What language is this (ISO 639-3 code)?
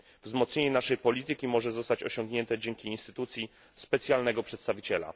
pol